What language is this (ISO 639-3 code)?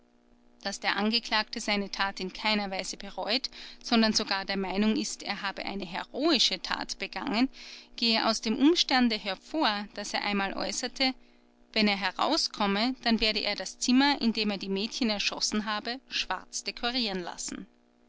deu